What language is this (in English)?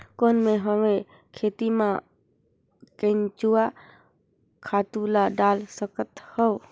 Chhattisgarhi